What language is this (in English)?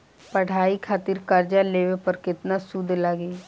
Bhojpuri